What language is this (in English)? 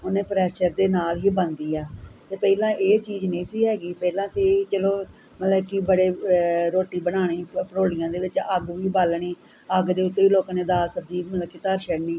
Punjabi